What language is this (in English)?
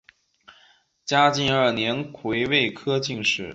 Chinese